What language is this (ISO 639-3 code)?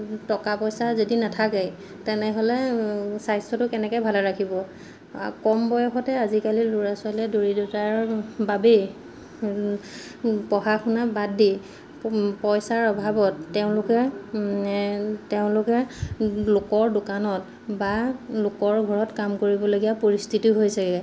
asm